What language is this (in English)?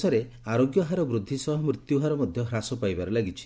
Odia